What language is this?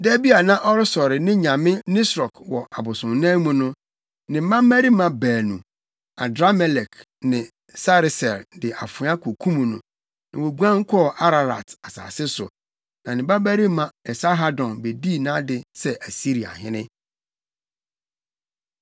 Akan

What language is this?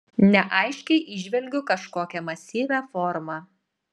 Lithuanian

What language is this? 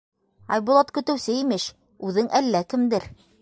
Bashkir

